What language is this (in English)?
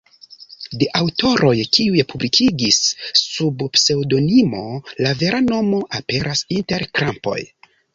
Esperanto